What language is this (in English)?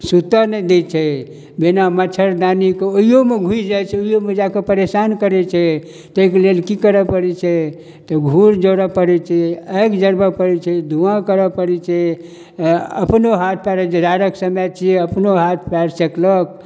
Maithili